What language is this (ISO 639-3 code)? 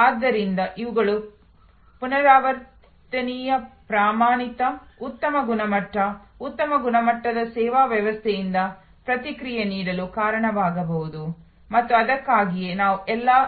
kan